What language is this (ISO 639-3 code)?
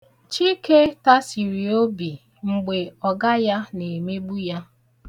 ibo